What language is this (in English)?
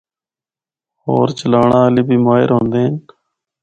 Northern Hindko